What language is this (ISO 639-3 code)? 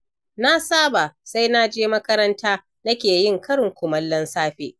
hau